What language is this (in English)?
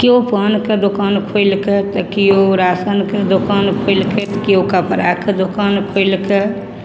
Maithili